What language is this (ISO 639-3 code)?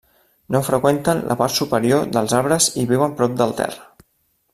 cat